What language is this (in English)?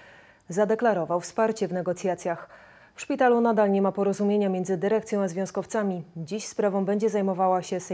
Polish